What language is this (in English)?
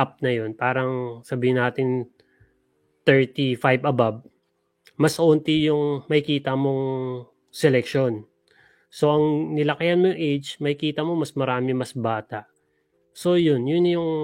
Filipino